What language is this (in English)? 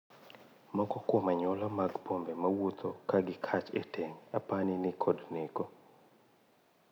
Luo (Kenya and Tanzania)